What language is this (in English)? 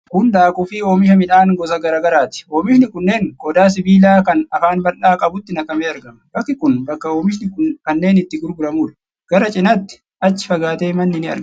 Oromo